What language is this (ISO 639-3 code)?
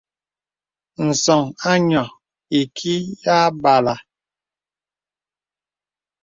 beb